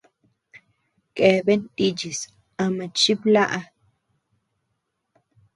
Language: Tepeuxila Cuicatec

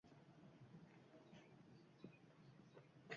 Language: Uzbek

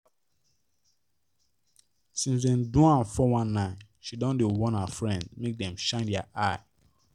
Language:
Nigerian Pidgin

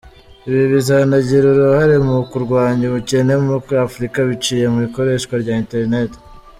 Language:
Kinyarwanda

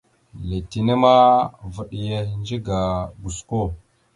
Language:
Mada (Cameroon)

